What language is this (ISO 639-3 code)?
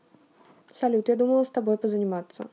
rus